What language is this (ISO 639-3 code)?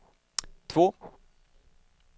swe